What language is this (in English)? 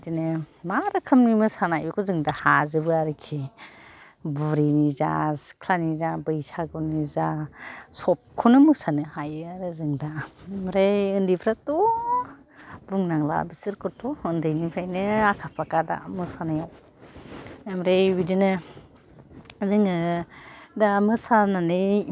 Bodo